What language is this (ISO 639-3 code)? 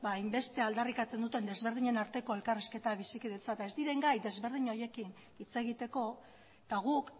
eus